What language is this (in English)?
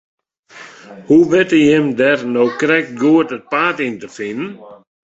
Western Frisian